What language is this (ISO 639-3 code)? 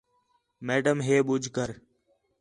xhe